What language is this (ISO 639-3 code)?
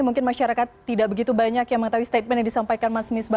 ind